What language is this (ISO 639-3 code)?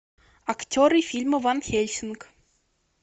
rus